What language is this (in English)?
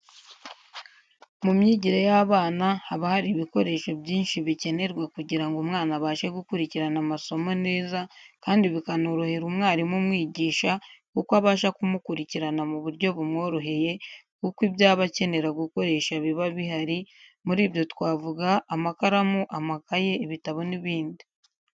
Kinyarwanda